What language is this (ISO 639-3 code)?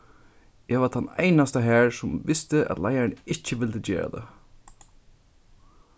fao